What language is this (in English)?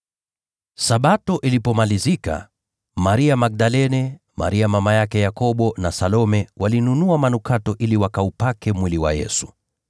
Swahili